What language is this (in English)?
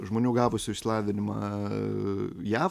Lithuanian